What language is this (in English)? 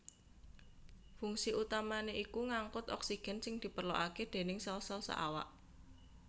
Javanese